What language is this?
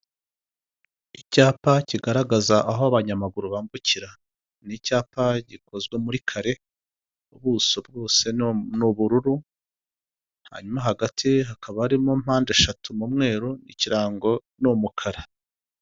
Kinyarwanda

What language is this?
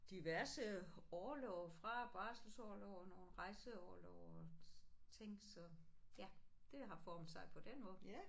Danish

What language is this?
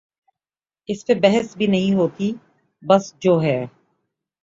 Urdu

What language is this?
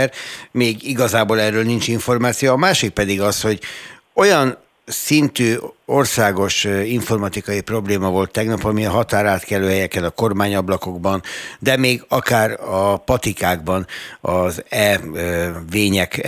Hungarian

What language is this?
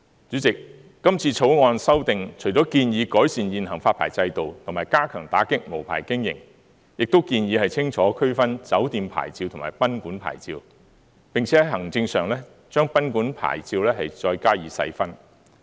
Cantonese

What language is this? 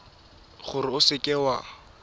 Tswana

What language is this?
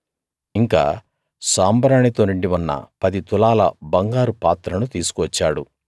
Telugu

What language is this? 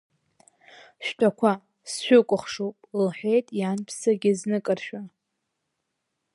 Abkhazian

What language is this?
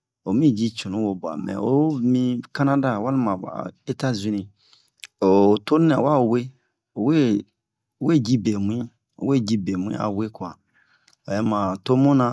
Bomu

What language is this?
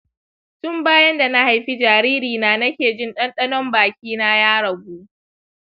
Hausa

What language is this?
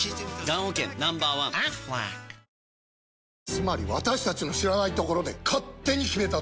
Japanese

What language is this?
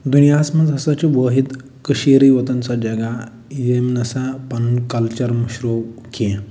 Kashmiri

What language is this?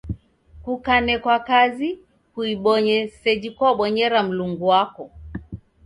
Taita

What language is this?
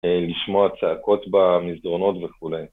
Hebrew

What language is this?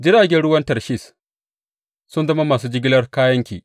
Hausa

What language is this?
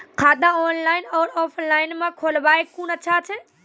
Maithili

